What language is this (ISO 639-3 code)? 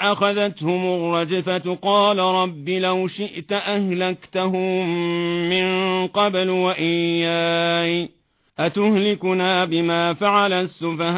ara